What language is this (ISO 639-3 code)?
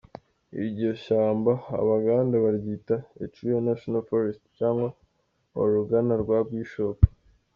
kin